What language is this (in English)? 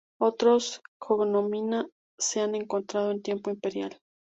Spanish